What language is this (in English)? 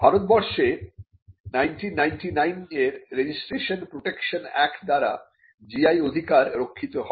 Bangla